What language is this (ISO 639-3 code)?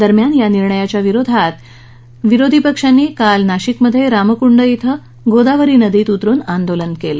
mar